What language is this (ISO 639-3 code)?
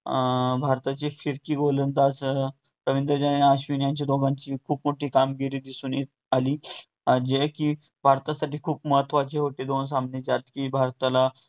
mar